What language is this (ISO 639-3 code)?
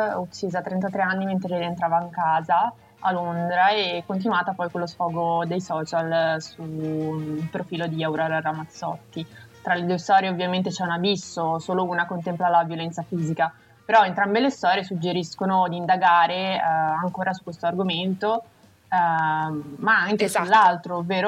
ita